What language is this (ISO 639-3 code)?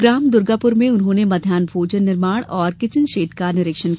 hin